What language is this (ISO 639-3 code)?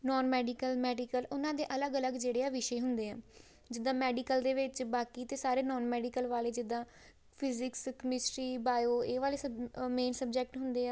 pan